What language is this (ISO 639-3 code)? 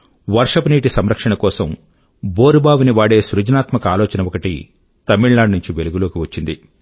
tel